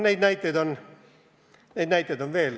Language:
Estonian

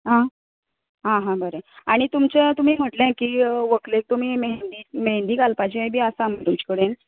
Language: Konkani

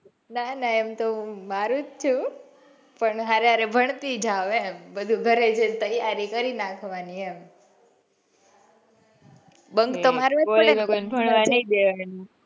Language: Gujarati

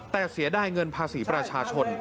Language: Thai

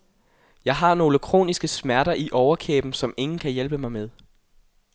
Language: Danish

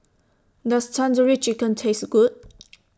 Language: English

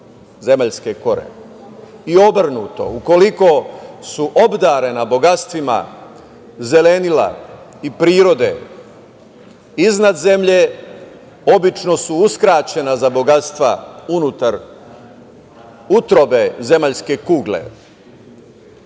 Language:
Serbian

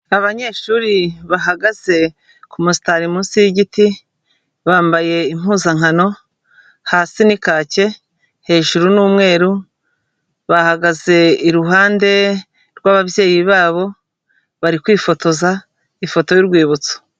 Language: Kinyarwanda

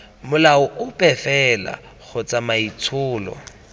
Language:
Tswana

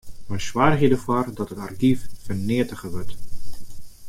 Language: Western Frisian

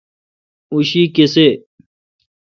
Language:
Kalkoti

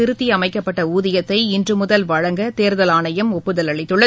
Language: Tamil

